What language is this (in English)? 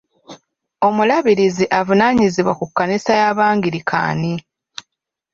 Ganda